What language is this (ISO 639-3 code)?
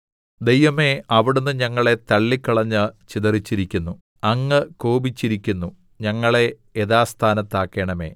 mal